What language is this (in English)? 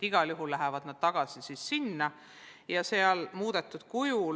Estonian